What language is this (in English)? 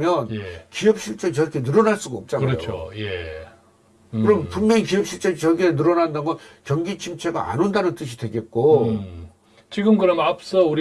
Korean